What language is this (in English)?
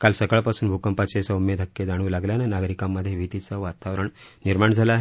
Marathi